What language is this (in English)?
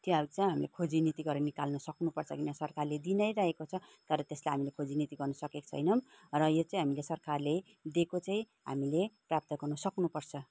Nepali